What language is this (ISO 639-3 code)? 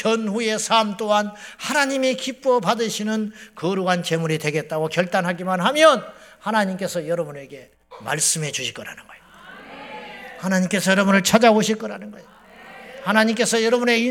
kor